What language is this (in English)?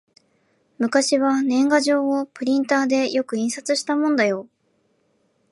Japanese